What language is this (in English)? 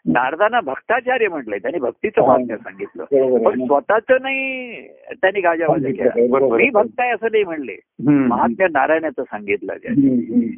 Marathi